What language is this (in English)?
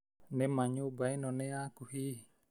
Kikuyu